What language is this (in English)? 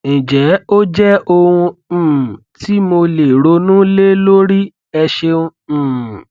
Yoruba